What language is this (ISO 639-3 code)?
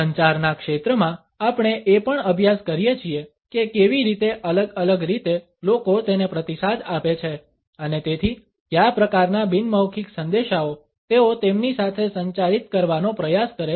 guj